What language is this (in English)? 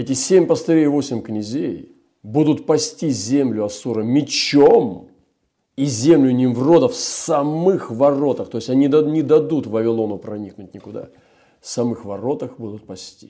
Russian